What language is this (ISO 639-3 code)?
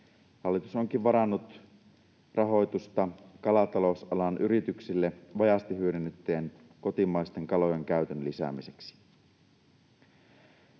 fin